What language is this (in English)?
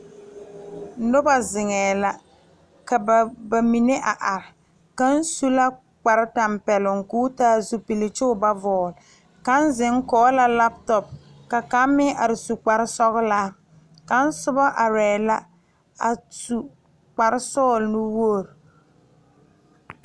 Southern Dagaare